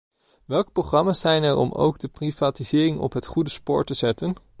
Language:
Dutch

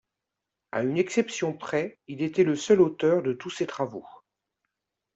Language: French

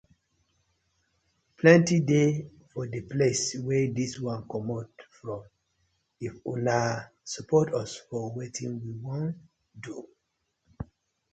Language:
Nigerian Pidgin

